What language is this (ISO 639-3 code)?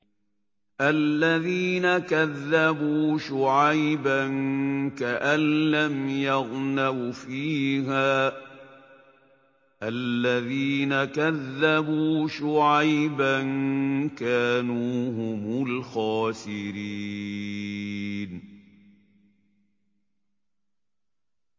ara